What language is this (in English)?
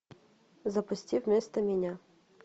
Russian